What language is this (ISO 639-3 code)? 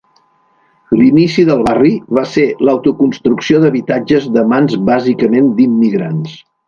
cat